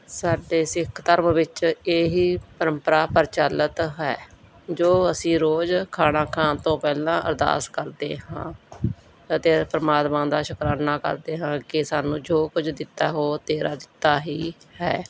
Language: Punjabi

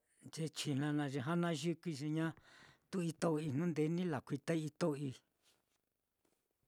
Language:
Mitlatongo Mixtec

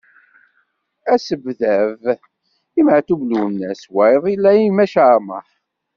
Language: Kabyle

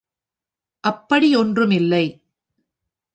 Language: Tamil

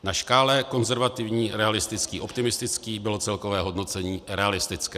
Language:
Czech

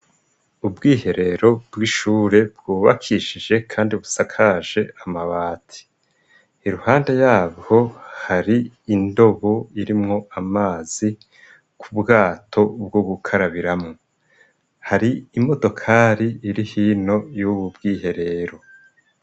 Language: Rundi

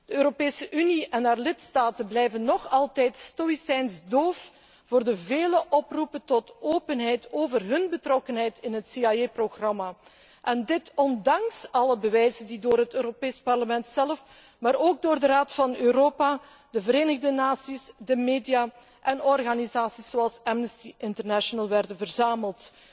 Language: Dutch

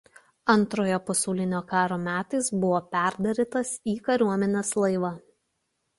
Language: Lithuanian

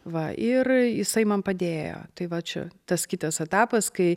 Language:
Lithuanian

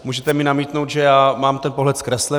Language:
Czech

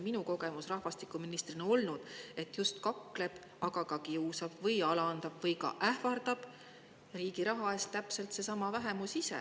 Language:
Estonian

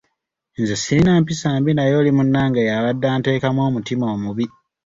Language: Ganda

